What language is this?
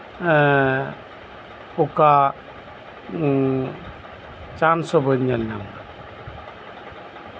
Santali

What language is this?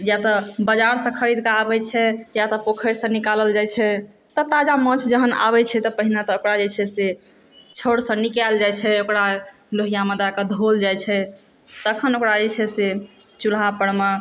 Maithili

